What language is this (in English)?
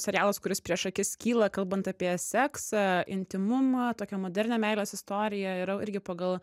Lithuanian